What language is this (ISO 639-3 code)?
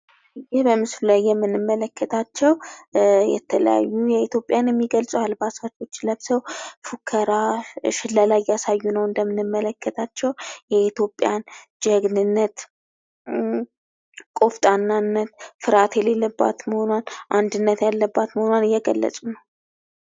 amh